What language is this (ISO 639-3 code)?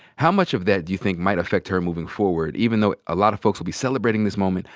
eng